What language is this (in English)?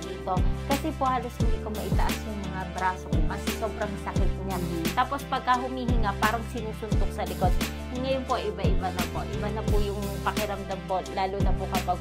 Filipino